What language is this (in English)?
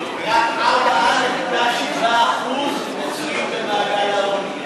Hebrew